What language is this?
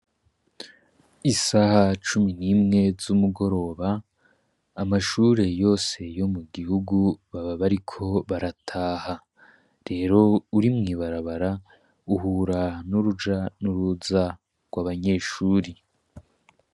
Rundi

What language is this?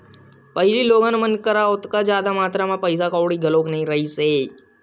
Chhattisgarhi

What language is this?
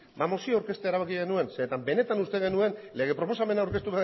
Basque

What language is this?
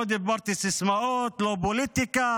Hebrew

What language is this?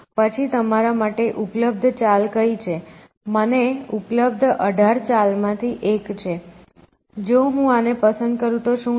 Gujarati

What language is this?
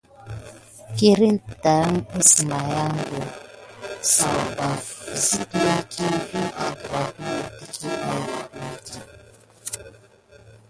Gidar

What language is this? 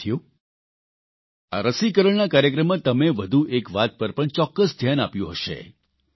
Gujarati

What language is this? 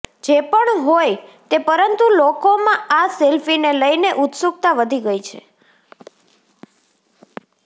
Gujarati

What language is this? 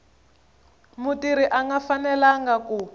Tsonga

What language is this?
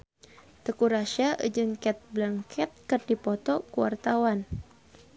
Sundanese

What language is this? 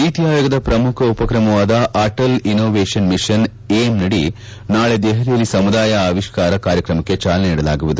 Kannada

